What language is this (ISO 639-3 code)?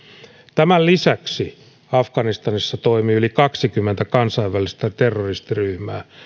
fin